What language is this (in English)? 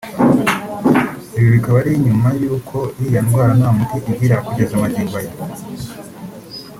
Kinyarwanda